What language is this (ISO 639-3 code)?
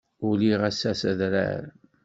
kab